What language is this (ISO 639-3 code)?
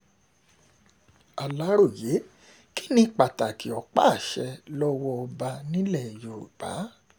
yor